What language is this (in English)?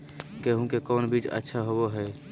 Magahi